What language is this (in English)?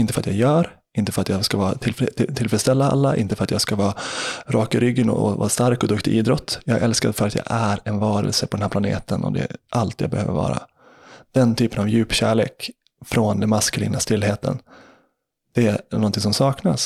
Swedish